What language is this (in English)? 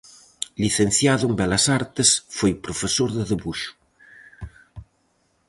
Galician